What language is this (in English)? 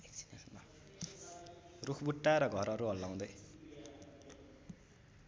Nepali